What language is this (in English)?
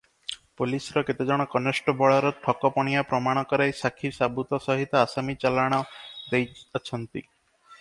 Odia